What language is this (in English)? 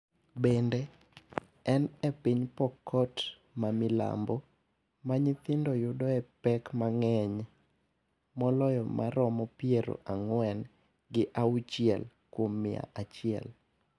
Luo (Kenya and Tanzania)